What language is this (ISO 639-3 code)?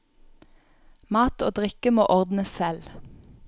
nor